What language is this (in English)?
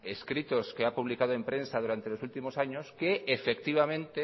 Spanish